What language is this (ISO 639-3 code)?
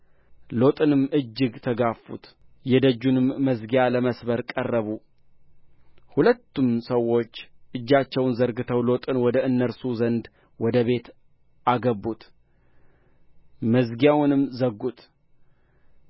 amh